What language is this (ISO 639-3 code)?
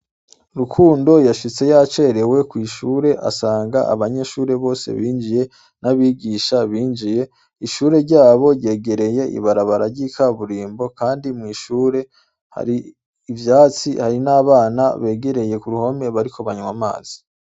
run